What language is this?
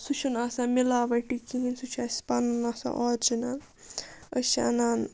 Kashmiri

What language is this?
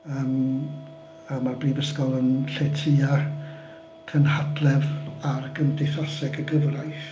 Welsh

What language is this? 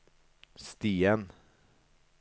Norwegian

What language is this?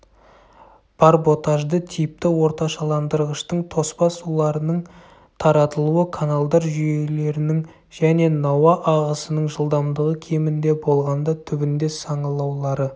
Kazakh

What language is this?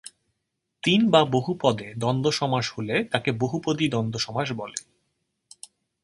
Bangla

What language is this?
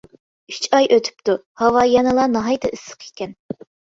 Uyghur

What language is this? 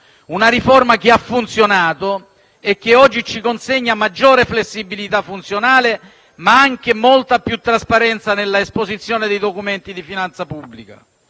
Italian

